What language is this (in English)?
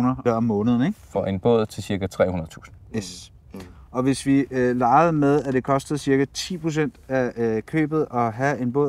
Danish